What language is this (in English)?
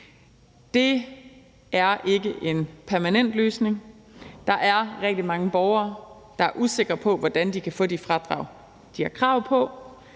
Danish